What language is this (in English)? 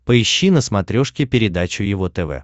Russian